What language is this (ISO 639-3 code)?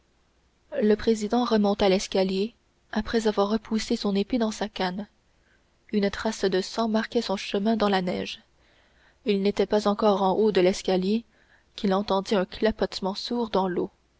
fra